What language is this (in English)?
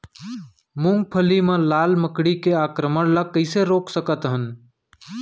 Chhattisgarhi